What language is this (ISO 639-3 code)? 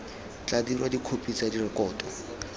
tsn